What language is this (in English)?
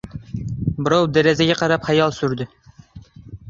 Uzbek